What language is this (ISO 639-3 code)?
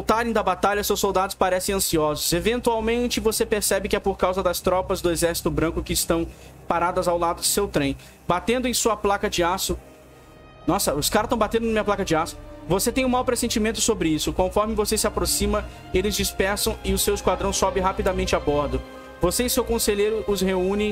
por